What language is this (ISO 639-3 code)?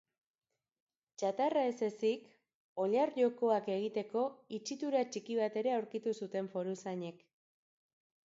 eus